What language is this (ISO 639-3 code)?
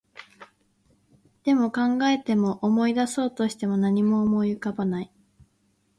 jpn